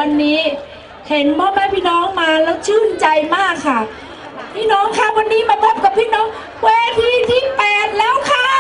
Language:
Thai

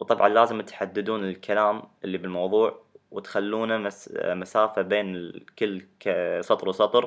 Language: Arabic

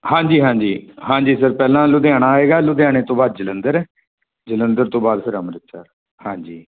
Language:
Punjabi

